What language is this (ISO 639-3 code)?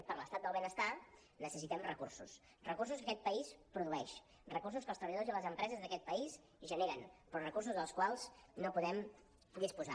cat